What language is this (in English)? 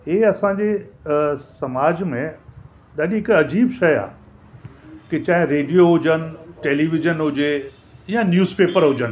Sindhi